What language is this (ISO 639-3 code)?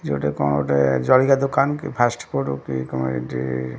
ori